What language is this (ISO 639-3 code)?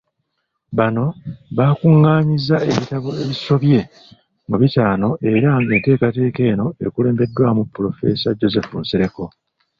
lug